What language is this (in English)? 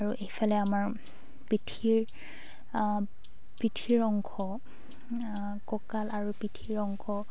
Assamese